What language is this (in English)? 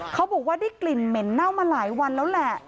Thai